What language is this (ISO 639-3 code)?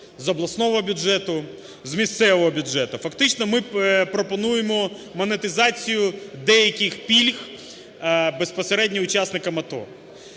ukr